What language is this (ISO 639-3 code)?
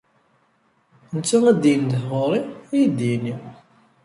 kab